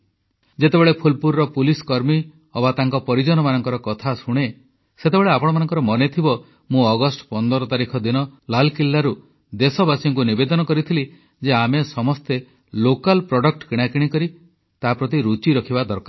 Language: Odia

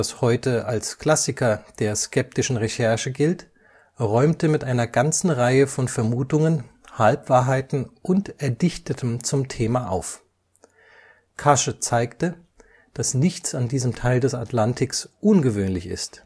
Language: German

